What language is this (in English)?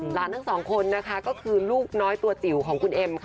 Thai